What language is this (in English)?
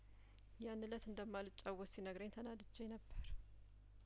Amharic